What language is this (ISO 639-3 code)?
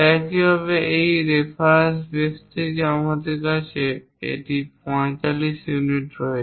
ben